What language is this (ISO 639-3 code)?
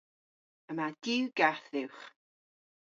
cor